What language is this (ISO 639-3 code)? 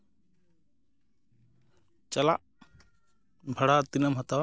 sat